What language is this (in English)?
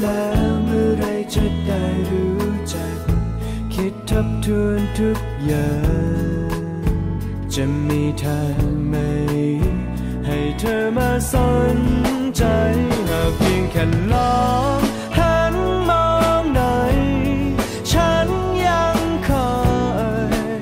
Thai